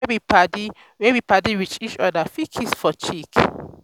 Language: Nigerian Pidgin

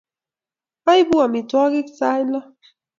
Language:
Kalenjin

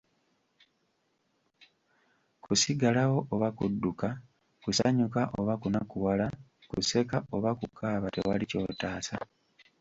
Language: Ganda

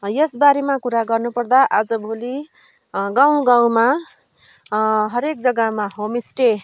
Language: Nepali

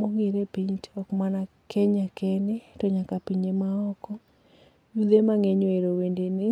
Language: Luo (Kenya and Tanzania)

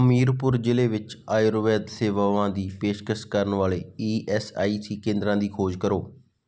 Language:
Punjabi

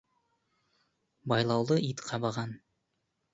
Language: Kazakh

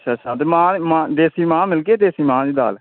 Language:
Dogri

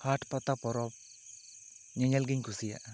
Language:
Santali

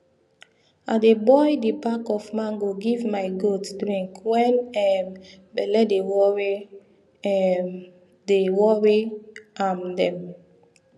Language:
Nigerian Pidgin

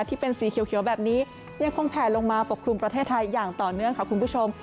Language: Thai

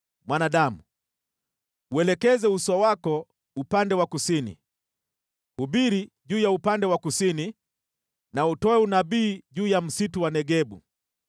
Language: Swahili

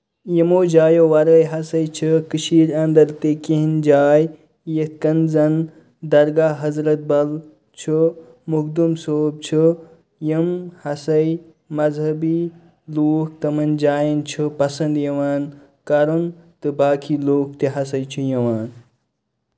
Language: Kashmiri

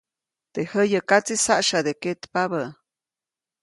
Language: Copainalá Zoque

